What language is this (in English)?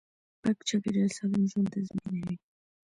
Pashto